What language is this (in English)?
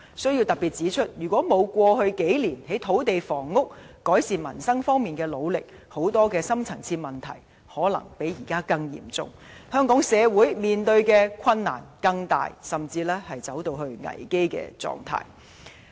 Cantonese